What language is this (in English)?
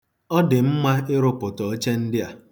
Igbo